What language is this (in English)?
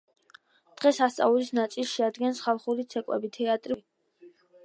Georgian